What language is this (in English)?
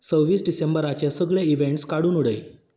Konkani